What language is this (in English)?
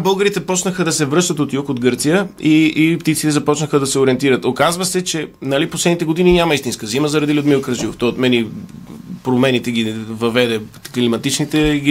Bulgarian